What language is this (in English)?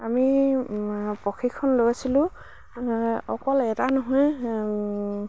Assamese